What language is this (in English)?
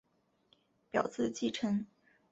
Chinese